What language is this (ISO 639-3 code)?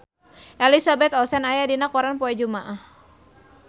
sun